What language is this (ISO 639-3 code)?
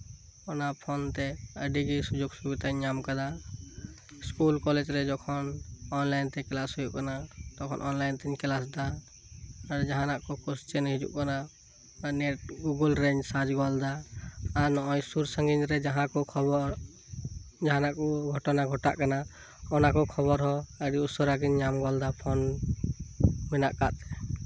sat